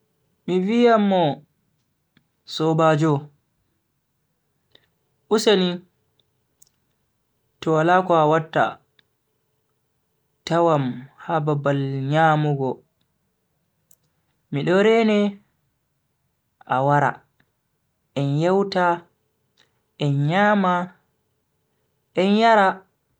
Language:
Bagirmi Fulfulde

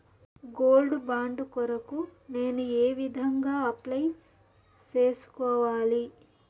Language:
Telugu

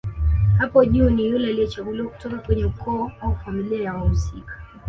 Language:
Swahili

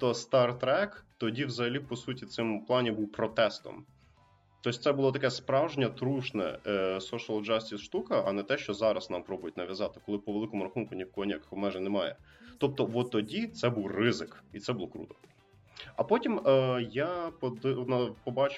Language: Ukrainian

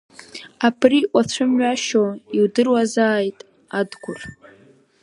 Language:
Abkhazian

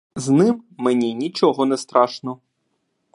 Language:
Ukrainian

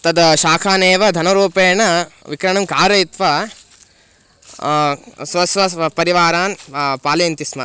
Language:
Sanskrit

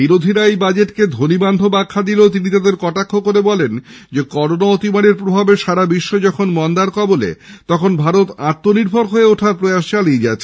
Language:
Bangla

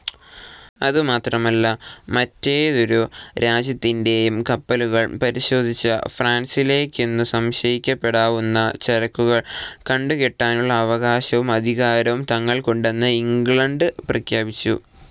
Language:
Malayalam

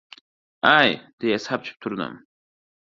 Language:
Uzbek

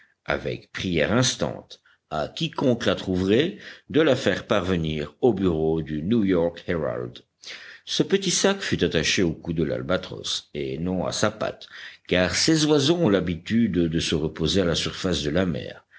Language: French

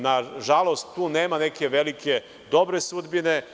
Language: Serbian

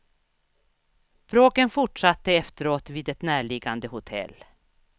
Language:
Swedish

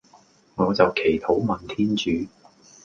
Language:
Cantonese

